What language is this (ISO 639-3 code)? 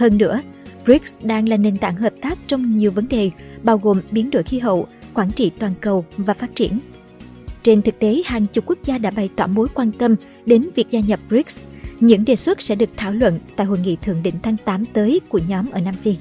vie